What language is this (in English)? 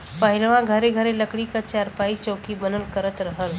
Bhojpuri